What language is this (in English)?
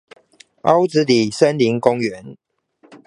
Chinese